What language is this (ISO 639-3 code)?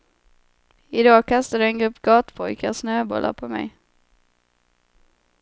swe